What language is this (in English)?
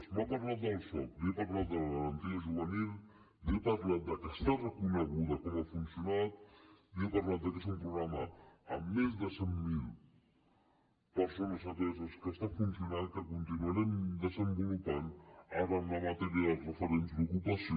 Catalan